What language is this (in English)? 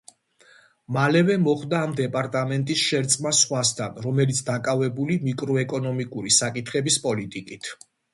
Georgian